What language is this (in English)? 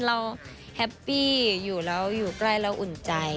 Thai